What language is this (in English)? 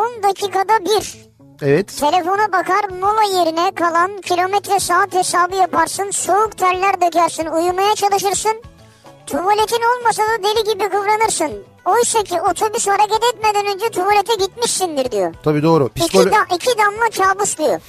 Turkish